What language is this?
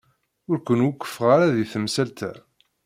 Kabyle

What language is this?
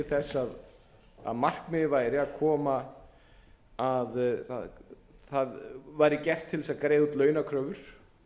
Icelandic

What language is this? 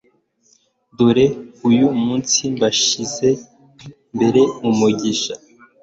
Kinyarwanda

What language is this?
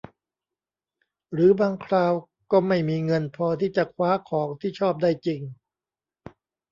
Thai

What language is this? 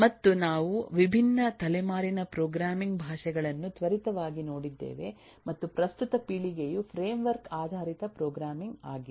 Kannada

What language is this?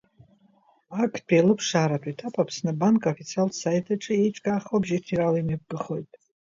Abkhazian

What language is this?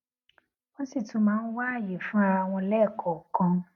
Yoruba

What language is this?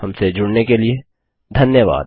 Hindi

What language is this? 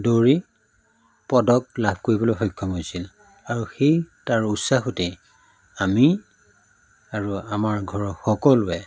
Assamese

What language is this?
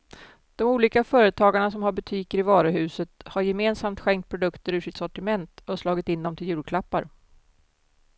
Swedish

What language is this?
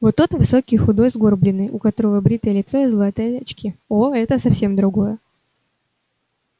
Russian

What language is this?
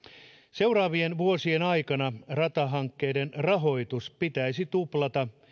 Finnish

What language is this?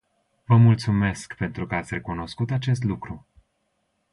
Romanian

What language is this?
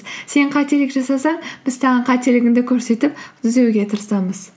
Kazakh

